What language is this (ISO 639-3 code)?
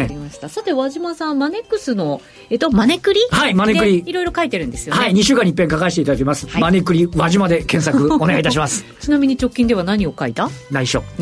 jpn